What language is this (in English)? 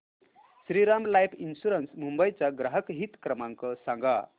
Marathi